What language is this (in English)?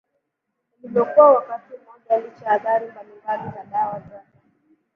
Swahili